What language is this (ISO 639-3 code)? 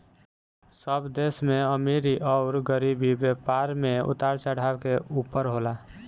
bho